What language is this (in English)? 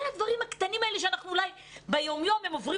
Hebrew